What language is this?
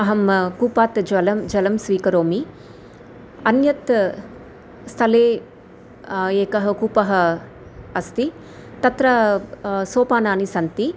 Sanskrit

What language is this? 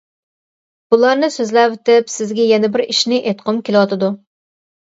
Uyghur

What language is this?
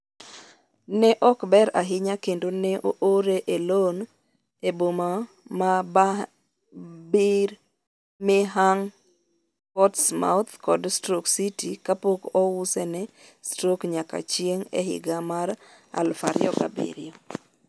Luo (Kenya and Tanzania)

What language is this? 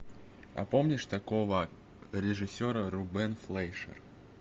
Russian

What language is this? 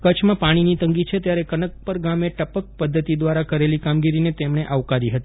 Gujarati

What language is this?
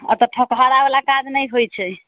Maithili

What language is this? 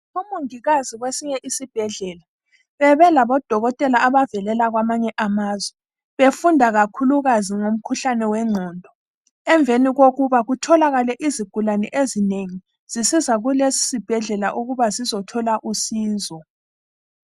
North Ndebele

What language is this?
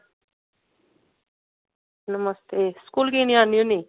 Dogri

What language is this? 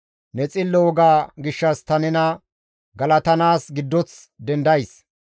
Gamo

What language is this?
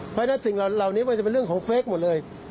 Thai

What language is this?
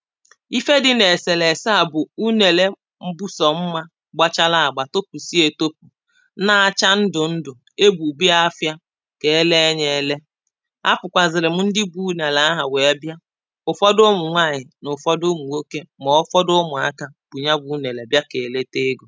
Igbo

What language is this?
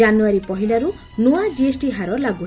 Odia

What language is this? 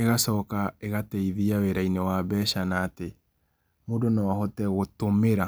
Kikuyu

